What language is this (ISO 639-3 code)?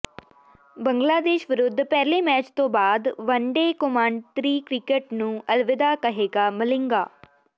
pan